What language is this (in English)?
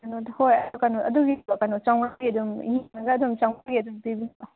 Manipuri